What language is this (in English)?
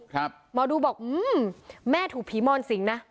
Thai